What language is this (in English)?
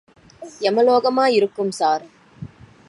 Tamil